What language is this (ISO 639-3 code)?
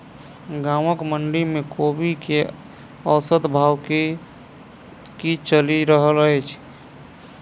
mai